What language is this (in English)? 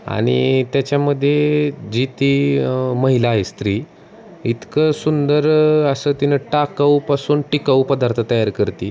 Marathi